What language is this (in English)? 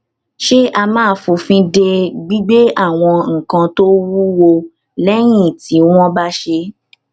Yoruba